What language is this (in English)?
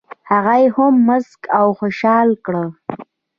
Pashto